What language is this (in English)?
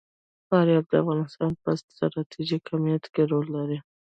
Pashto